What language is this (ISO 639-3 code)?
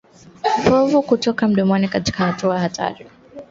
swa